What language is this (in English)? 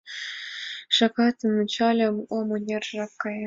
Mari